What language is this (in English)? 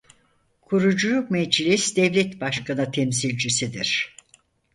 Turkish